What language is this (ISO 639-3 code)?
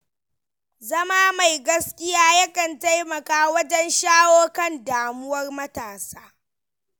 hau